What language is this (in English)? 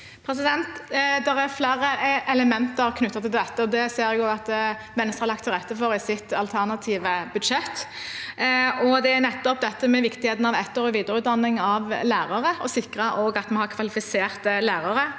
Norwegian